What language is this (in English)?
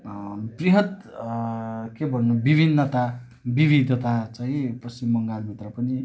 Nepali